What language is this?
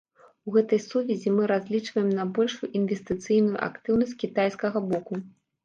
Belarusian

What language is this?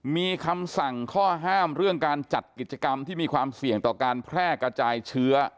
Thai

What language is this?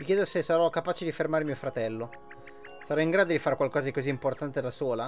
Italian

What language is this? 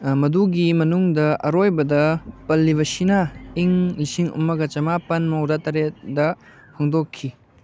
Manipuri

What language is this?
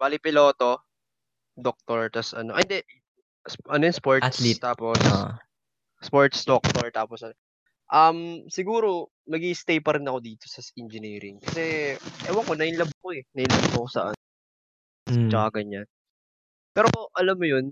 Filipino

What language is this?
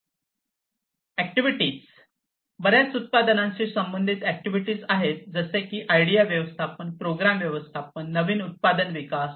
Marathi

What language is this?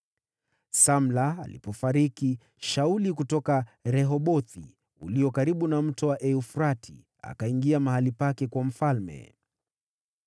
Swahili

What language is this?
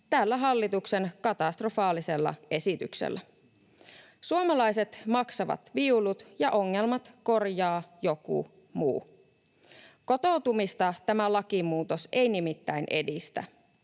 Finnish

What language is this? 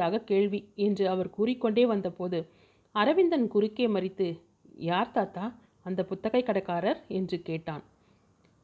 Tamil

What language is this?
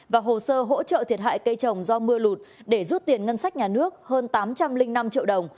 Vietnamese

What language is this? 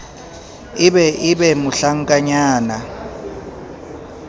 Southern Sotho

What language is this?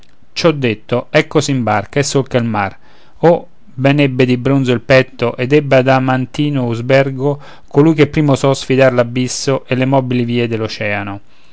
Italian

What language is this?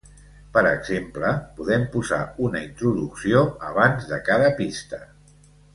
Catalan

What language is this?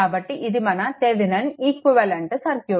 Telugu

